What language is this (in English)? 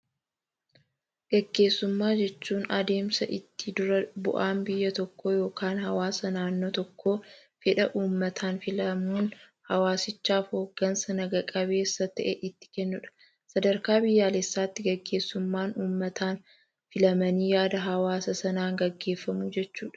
Oromo